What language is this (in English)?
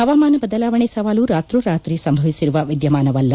Kannada